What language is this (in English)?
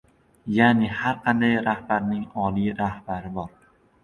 Uzbek